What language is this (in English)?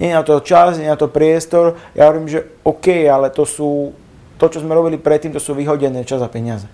Slovak